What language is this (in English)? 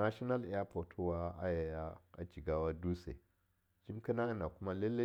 Longuda